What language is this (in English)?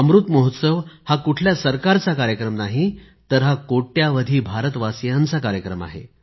Marathi